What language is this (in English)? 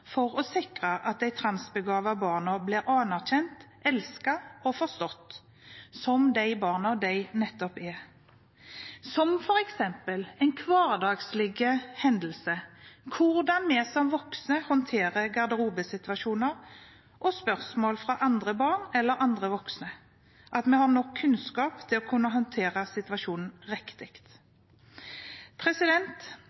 Norwegian Bokmål